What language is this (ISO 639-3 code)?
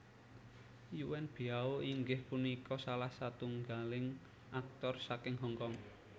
jav